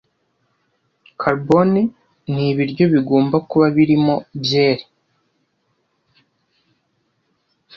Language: Kinyarwanda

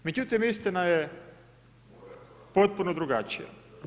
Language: Croatian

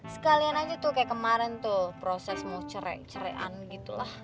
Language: Indonesian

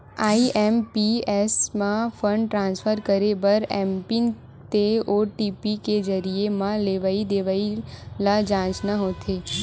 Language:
Chhattisgarhi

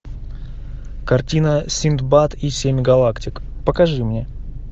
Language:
Russian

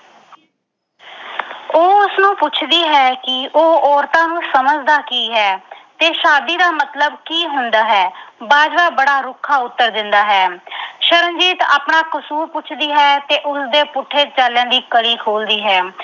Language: Punjabi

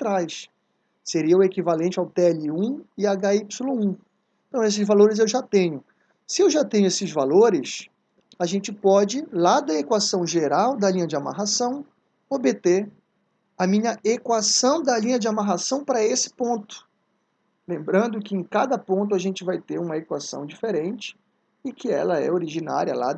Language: Portuguese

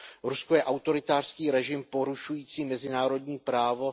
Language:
Czech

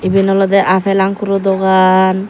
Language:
Chakma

